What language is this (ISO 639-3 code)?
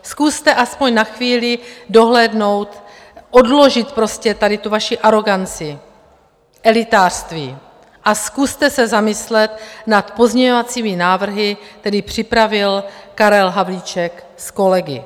ces